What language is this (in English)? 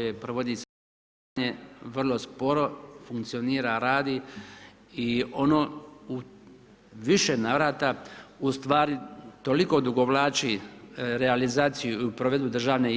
Croatian